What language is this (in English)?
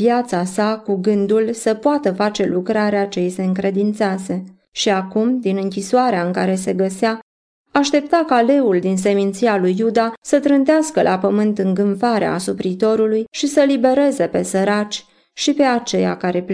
Romanian